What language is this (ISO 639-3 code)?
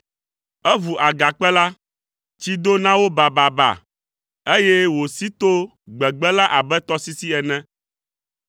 ewe